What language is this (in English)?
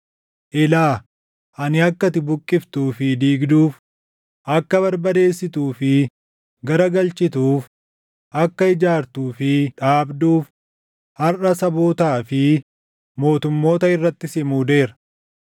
Oromo